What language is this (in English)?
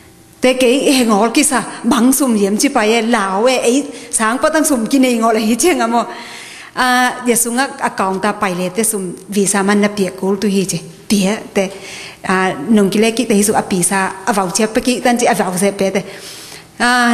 Thai